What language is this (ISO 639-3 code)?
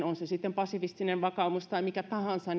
fin